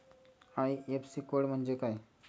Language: Marathi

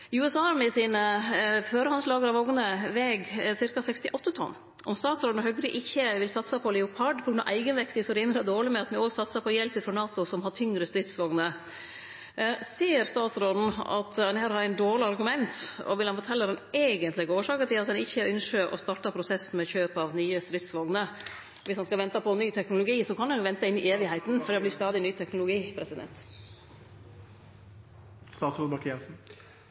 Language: Norwegian Nynorsk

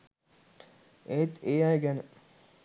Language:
Sinhala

